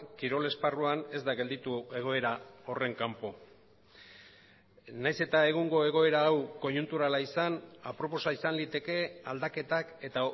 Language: Basque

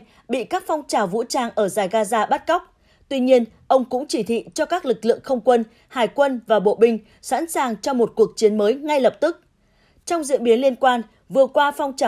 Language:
Vietnamese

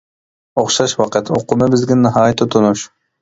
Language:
Uyghur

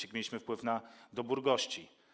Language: Polish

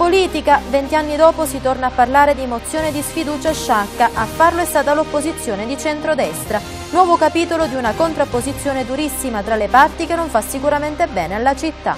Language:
Italian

